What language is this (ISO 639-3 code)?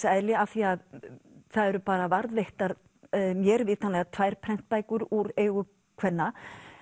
isl